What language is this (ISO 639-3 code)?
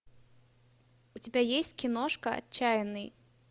rus